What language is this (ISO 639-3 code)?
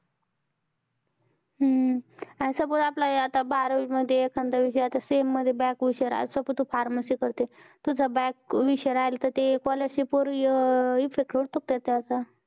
mar